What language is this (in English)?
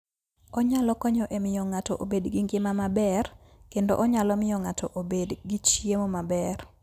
Luo (Kenya and Tanzania)